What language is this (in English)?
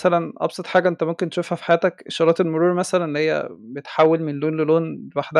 Arabic